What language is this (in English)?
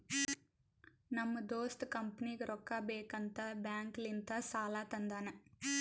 Kannada